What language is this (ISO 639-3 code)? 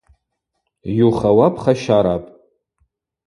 abq